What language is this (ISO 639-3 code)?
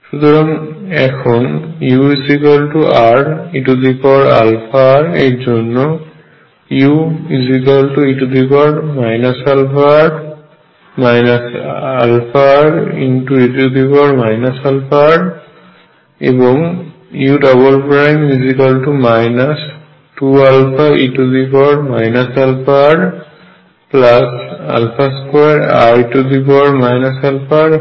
ben